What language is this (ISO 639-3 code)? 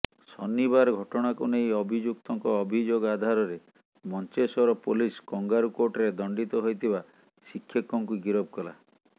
ori